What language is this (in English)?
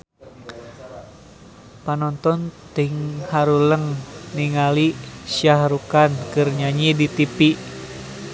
Sundanese